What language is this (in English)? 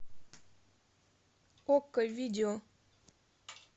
Russian